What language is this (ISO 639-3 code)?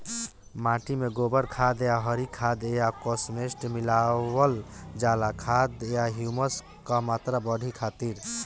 bho